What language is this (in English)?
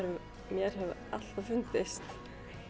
Icelandic